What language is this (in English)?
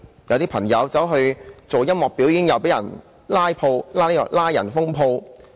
Cantonese